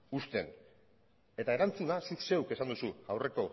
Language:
Basque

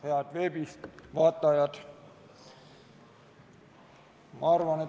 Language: Estonian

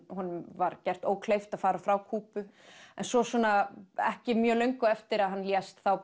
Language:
Icelandic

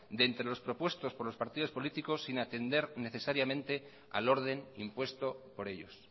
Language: Spanish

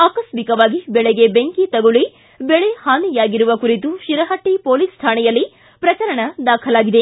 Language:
Kannada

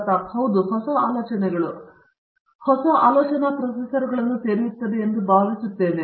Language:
Kannada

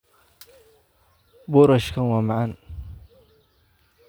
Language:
Somali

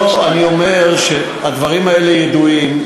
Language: Hebrew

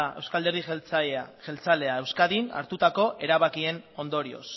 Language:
Basque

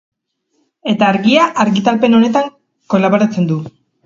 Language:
Basque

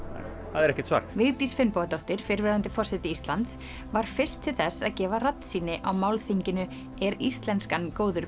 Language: Icelandic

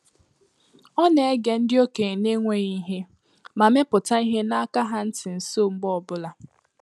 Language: Igbo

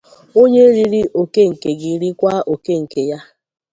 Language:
Igbo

